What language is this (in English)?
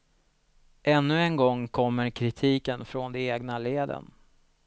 Swedish